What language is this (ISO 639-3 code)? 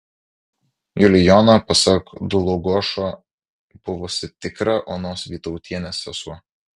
lit